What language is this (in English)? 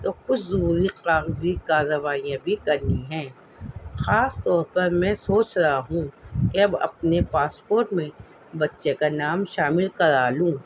Urdu